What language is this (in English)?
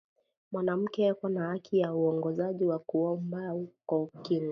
Swahili